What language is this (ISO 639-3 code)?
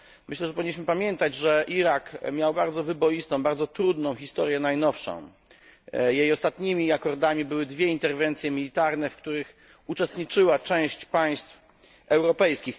pol